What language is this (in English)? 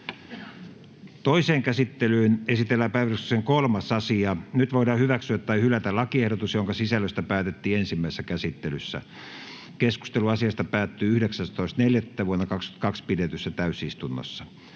Finnish